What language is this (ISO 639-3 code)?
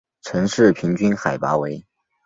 zho